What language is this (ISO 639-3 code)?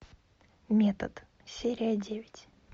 rus